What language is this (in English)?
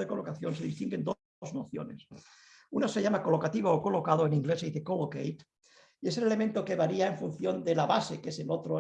Spanish